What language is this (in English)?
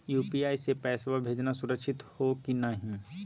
Magahi